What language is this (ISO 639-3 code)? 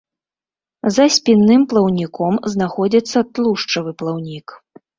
bel